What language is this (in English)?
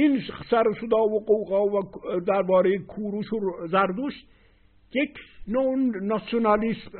Persian